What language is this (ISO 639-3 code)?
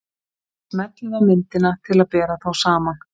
isl